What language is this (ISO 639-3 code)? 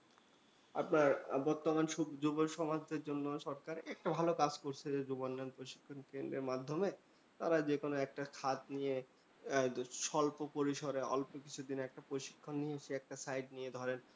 ben